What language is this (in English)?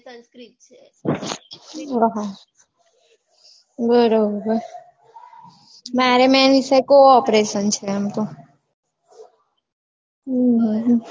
Gujarati